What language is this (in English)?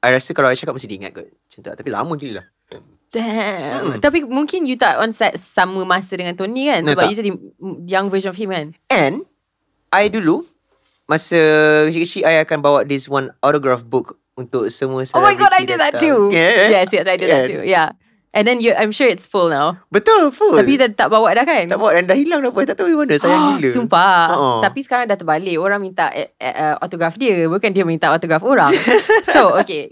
Malay